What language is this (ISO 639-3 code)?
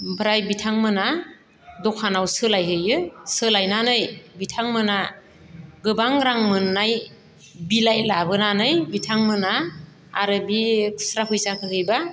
brx